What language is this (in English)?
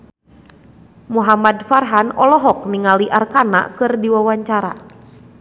Sundanese